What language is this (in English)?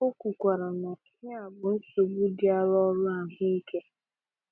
Igbo